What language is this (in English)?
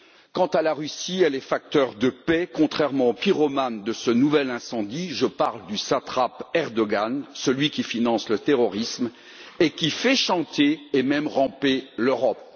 French